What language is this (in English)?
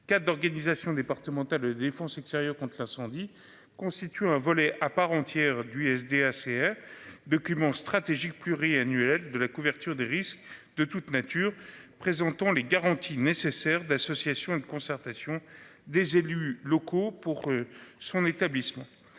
French